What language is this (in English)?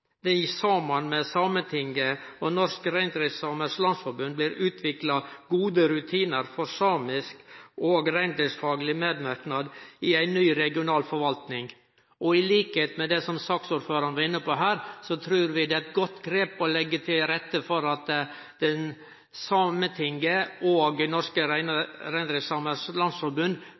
Norwegian Nynorsk